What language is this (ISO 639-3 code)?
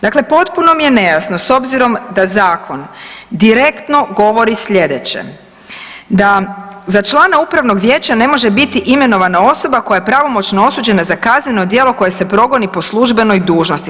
hrv